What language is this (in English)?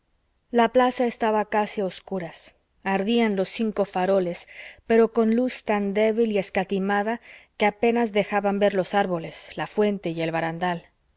Spanish